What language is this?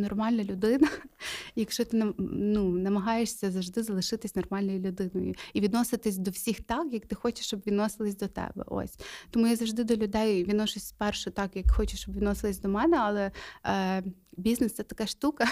Ukrainian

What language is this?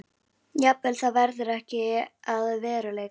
Icelandic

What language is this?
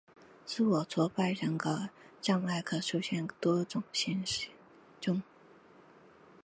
Chinese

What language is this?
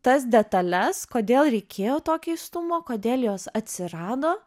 Lithuanian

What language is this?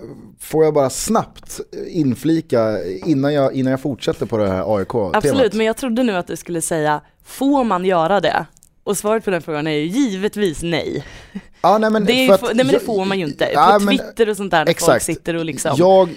Swedish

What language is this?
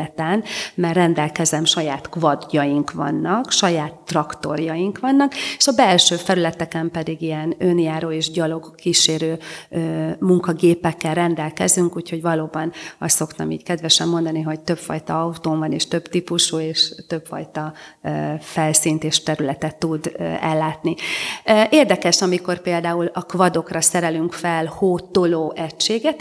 Hungarian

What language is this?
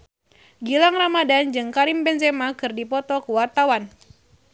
Sundanese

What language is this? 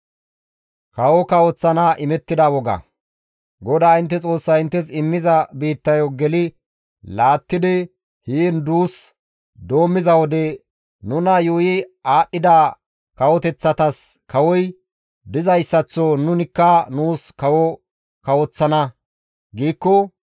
Gamo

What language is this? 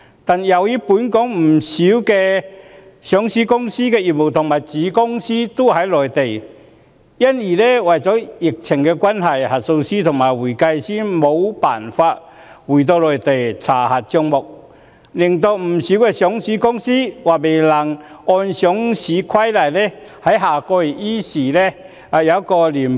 Cantonese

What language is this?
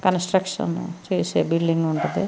Telugu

